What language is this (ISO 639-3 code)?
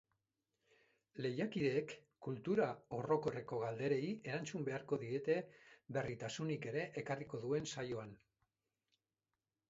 eus